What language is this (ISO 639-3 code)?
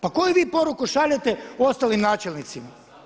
hrv